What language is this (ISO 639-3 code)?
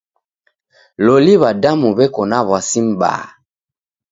dav